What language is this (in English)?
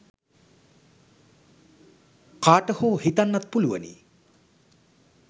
Sinhala